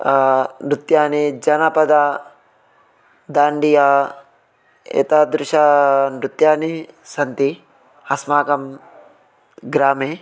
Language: Sanskrit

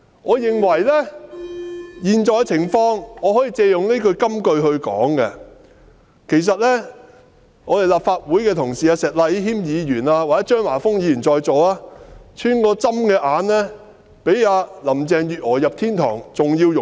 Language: Cantonese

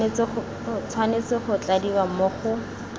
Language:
Tswana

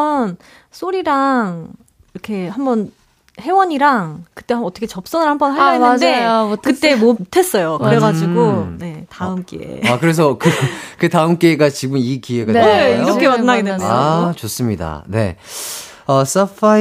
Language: Korean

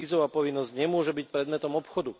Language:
Slovak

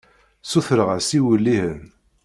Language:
Kabyle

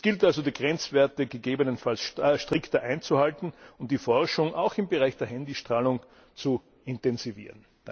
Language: German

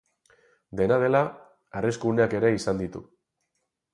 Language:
Basque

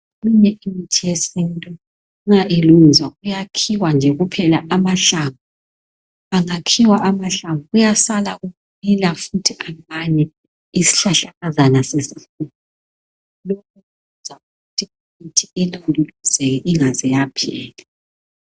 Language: North Ndebele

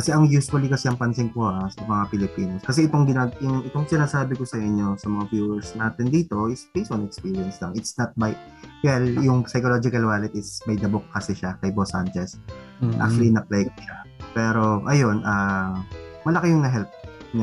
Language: Filipino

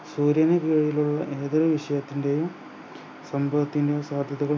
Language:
Malayalam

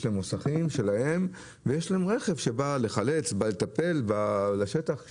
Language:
Hebrew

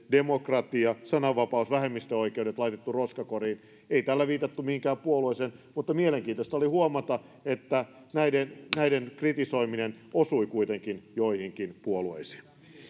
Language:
Finnish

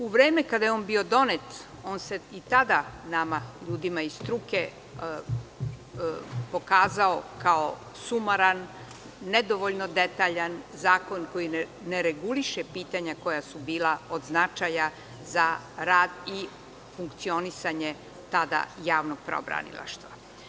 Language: Serbian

